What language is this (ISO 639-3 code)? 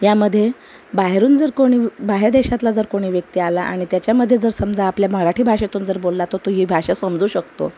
mar